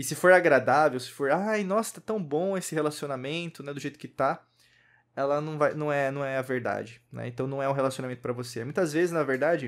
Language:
Portuguese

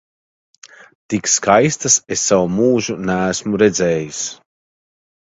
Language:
Latvian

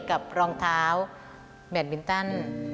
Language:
Thai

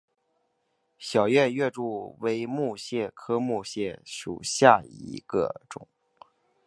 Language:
Chinese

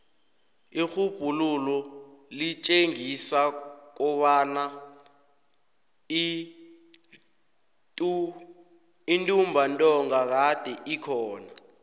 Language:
South Ndebele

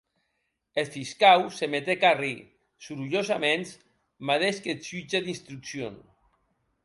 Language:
Occitan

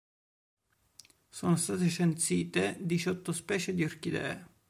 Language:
Italian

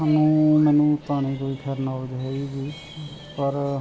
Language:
Punjabi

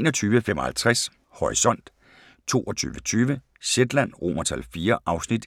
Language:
Danish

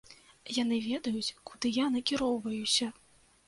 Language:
Belarusian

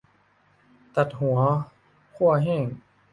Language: Thai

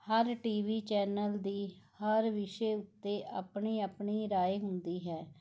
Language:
Punjabi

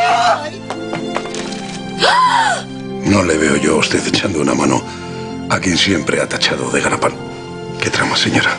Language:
Spanish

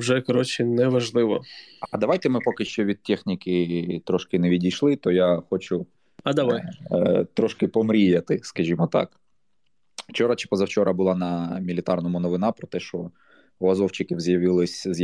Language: Ukrainian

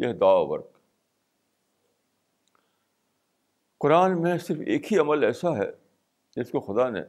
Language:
Urdu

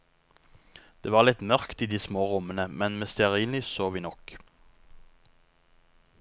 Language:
Norwegian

